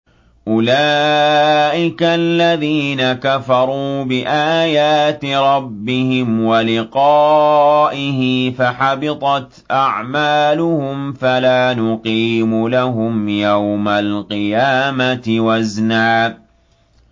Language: Arabic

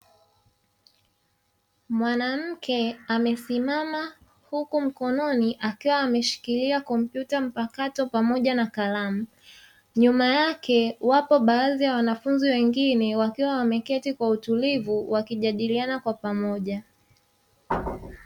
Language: Swahili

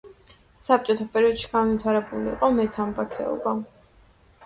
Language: Georgian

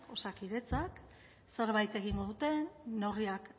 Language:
Basque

